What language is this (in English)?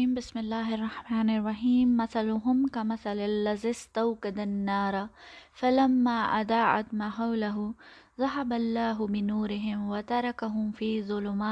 Urdu